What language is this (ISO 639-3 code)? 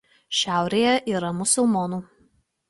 lit